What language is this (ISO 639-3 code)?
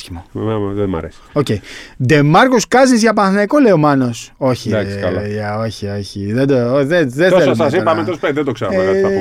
ell